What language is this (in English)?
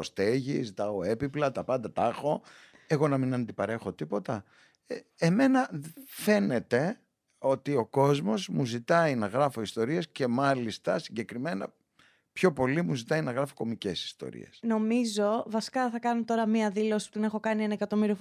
Greek